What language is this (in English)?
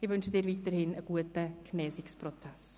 Swiss German